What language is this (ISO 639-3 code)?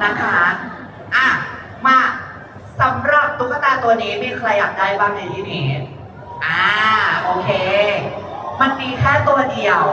tha